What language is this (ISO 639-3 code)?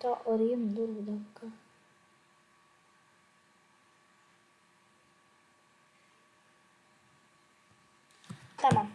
tur